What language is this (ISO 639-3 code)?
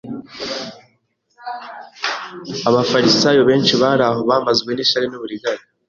kin